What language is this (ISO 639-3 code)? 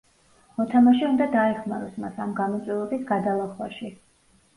kat